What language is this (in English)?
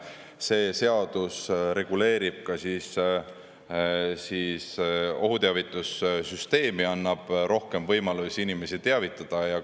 Estonian